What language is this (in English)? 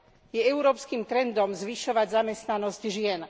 Slovak